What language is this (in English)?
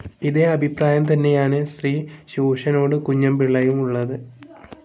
Malayalam